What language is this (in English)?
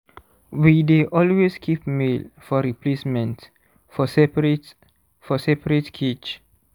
Nigerian Pidgin